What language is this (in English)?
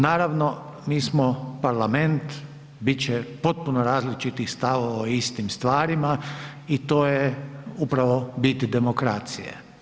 Croatian